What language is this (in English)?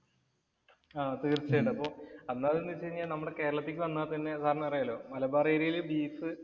Malayalam